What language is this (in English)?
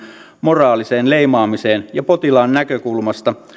Finnish